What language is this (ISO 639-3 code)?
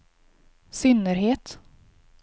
swe